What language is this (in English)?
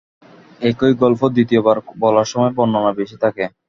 Bangla